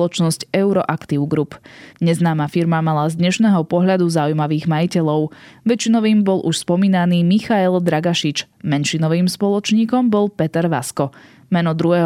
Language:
Slovak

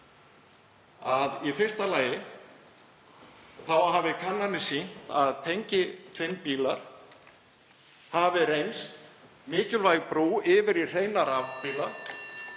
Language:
Icelandic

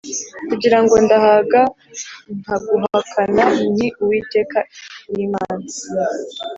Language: Kinyarwanda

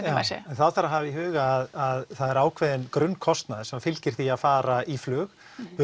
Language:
Icelandic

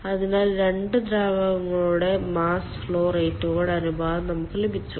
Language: Malayalam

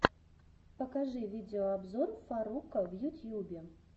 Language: Russian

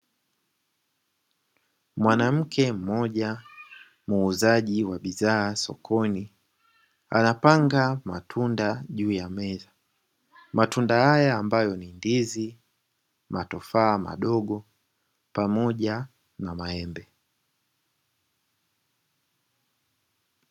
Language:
Swahili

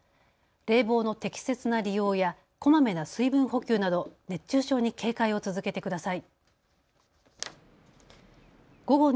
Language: Japanese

